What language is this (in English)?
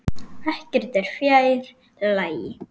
Icelandic